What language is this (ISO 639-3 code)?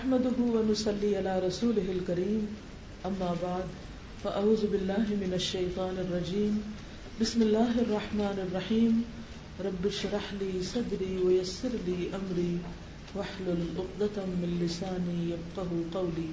urd